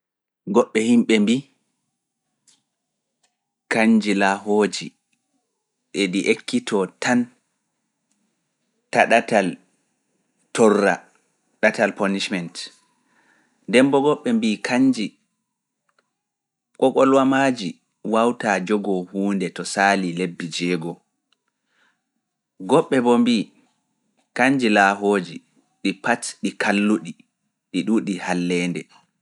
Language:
Fula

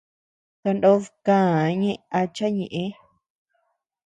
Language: Tepeuxila Cuicatec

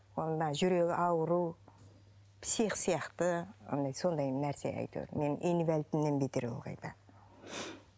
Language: Kazakh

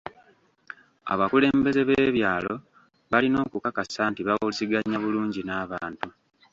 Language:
Ganda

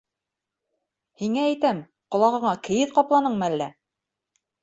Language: Bashkir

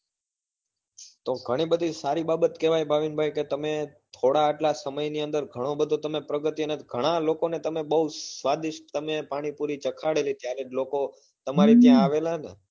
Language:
Gujarati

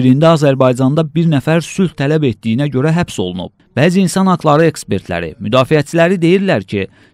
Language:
Turkish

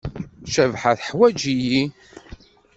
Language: Kabyle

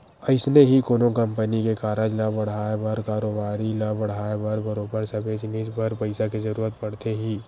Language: Chhattisgarhi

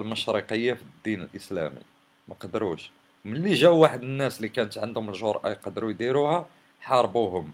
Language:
Arabic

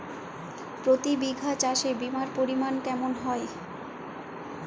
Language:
Bangla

